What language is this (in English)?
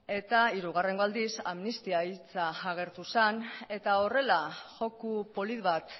Basque